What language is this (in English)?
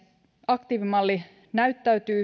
Finnish